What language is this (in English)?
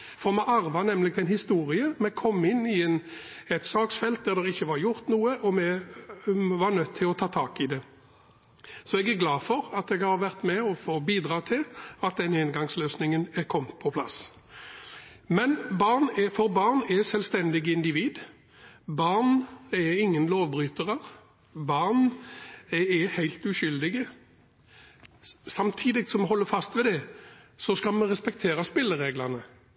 Norwegian Bokmål